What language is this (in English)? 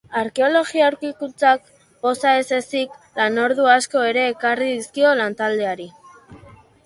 Basque